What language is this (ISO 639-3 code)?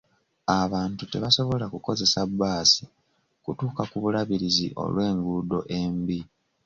lug